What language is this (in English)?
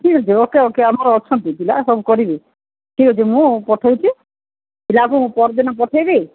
Odia